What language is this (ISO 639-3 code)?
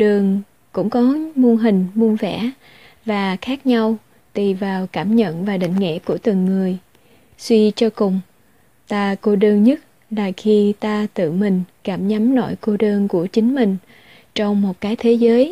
vie